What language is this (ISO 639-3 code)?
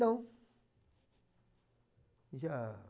por